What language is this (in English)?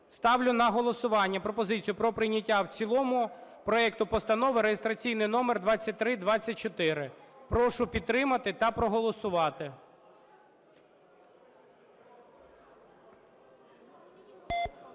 Ukrainian